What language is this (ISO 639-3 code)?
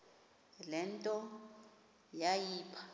xho